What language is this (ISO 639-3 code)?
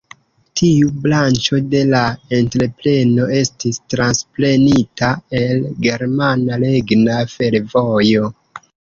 epo